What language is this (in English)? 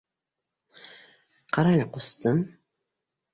Bashkir